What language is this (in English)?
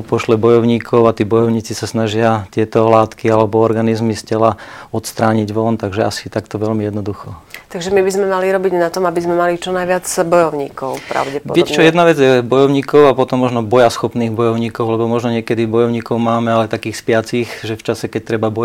Slovak